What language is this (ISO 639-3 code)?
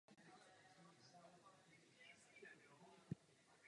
ces